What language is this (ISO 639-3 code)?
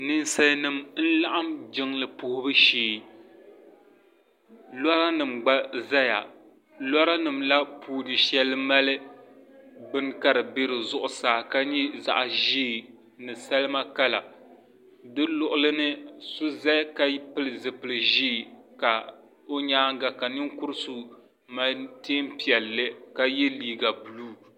dag